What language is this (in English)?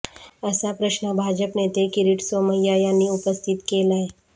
Marathi